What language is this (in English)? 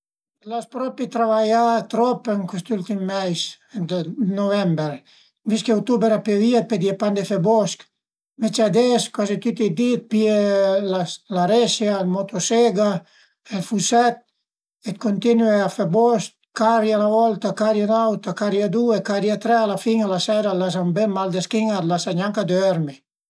Piedmontese